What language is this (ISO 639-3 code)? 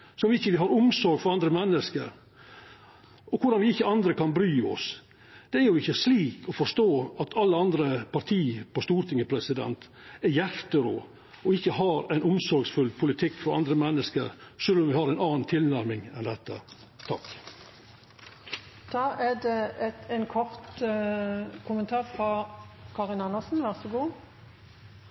nno